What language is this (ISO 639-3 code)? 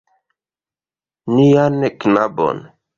epo